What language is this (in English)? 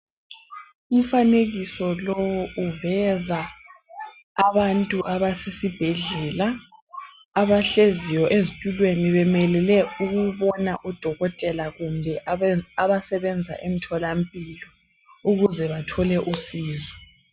North Ndebele